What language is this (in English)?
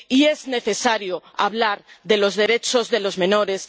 Spanish